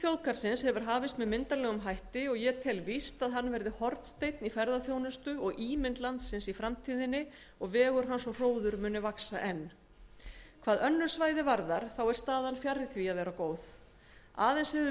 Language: Icelandic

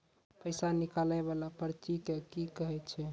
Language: Maithili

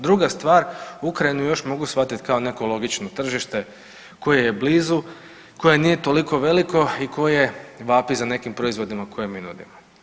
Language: Croatian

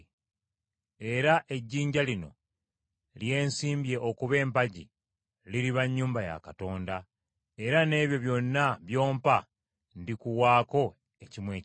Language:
Ganda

